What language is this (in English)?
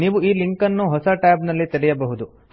Kannada